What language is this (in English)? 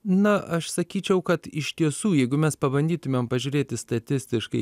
Lithuanian